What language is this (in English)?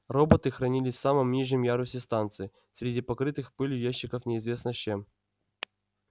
Russian